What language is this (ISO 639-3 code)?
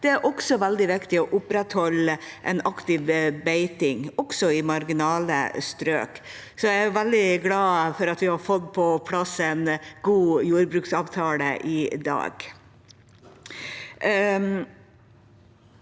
nor